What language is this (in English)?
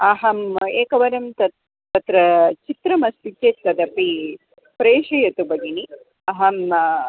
Sanskrit